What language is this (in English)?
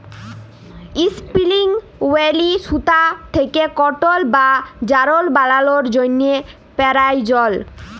Bangla